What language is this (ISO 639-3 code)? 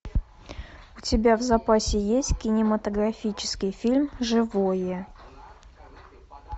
rus